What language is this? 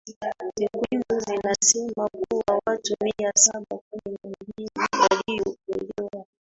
Swahili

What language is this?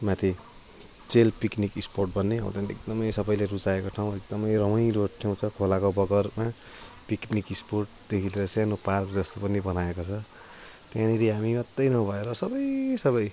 Nepali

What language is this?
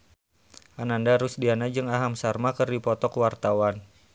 Sundanese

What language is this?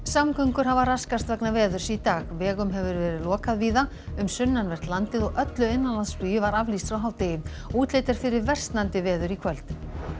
Icelandic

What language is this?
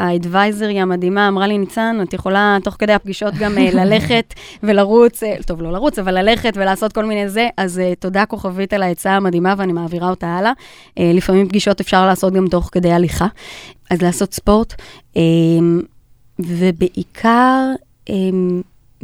Hebrew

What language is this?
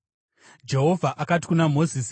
Shona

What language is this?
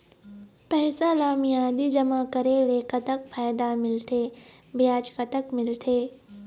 Chhattisgarhi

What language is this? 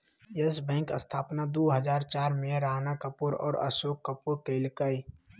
Magahi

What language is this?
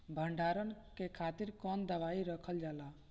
Bhojpuri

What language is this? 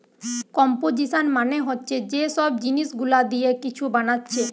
Bangla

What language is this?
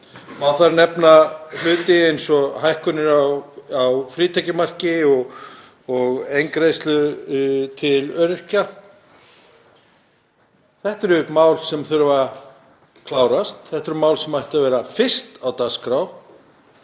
Icelandic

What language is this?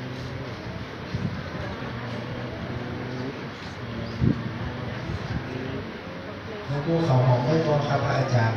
Thai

